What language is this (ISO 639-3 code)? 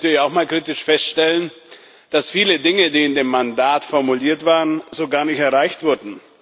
deu